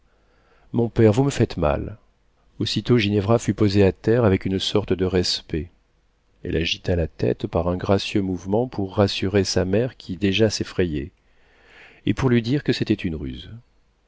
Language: French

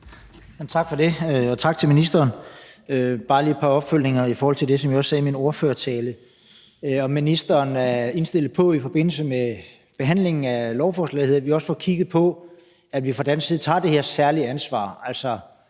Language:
Danish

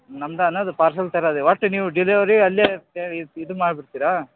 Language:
Kannada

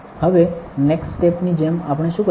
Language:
Gujarati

